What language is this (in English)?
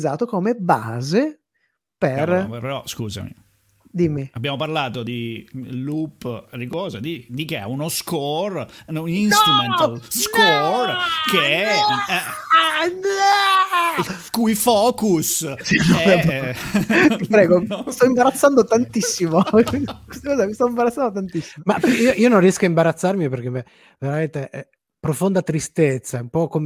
Italian